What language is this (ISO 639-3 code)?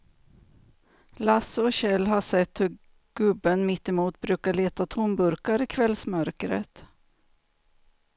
swe